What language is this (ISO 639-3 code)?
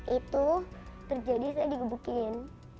ind